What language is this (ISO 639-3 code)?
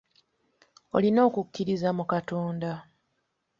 lug